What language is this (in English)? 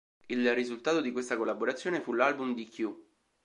Italian